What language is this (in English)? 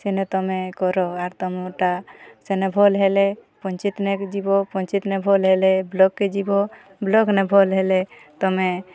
Odia